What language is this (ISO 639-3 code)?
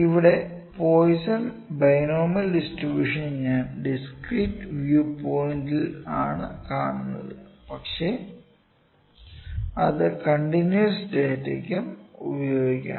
mal